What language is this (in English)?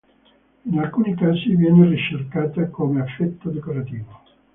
Italian